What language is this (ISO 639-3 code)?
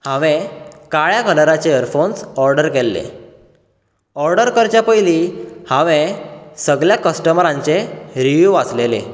kok